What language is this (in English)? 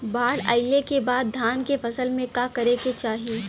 Bhojpuri